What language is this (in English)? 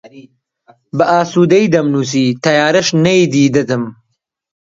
Central Kurdish